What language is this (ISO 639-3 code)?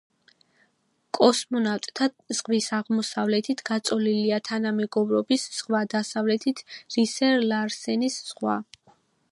kat